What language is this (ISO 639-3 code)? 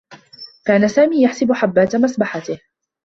ara